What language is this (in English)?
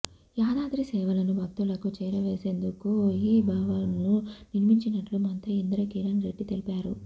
Telugu